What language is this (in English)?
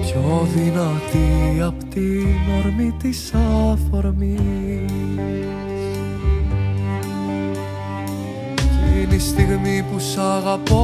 Greek